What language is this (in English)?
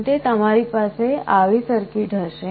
Gujarati